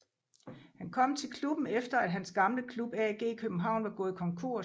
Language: Danish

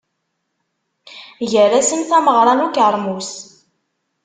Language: Kabyle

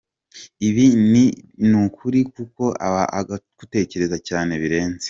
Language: Kinyarwanda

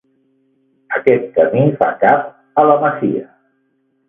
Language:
Catalan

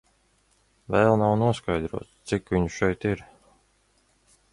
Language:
Latvian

